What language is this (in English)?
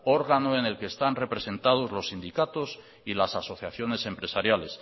Spanish